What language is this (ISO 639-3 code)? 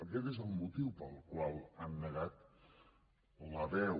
cat